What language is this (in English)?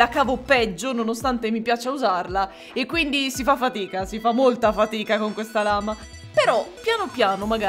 Italian